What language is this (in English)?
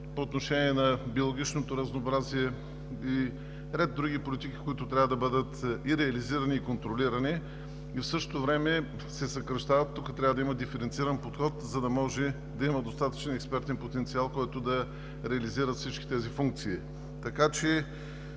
Bulgarian